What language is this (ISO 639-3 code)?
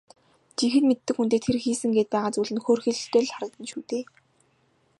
mon